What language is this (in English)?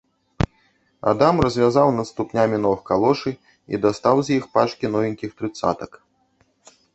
Belarusian